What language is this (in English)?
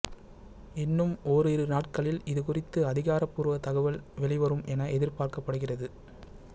Tamil